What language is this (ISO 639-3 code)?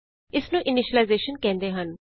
pan